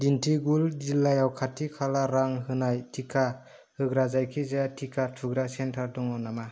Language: Bodo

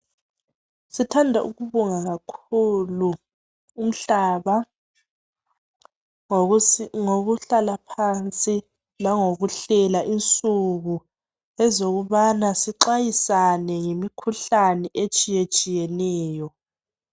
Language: North Ndebele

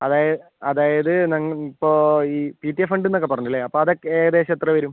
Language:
Malayalam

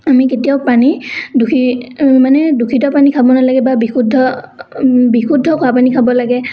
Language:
Assamese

